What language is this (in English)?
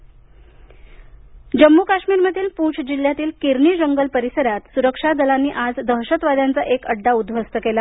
Marathi